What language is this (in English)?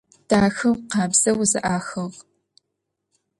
Adyghe